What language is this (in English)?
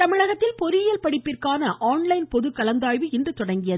Tamil